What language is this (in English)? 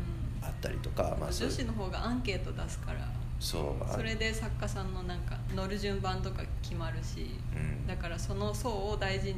Japanese